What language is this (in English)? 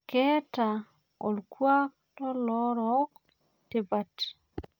Masai